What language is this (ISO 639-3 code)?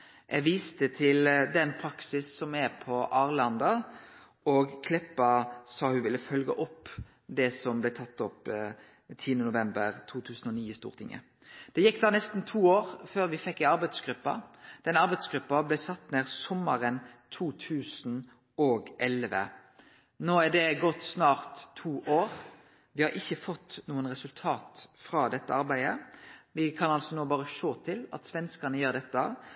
nno